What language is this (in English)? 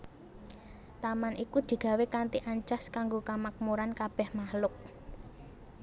Javanese